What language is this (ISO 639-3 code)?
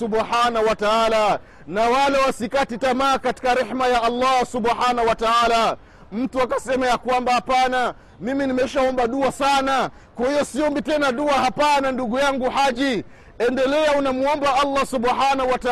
swa